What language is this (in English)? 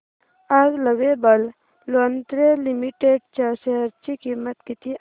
Marathi